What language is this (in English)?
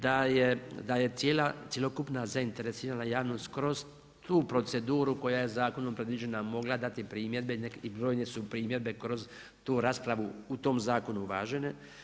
Croatian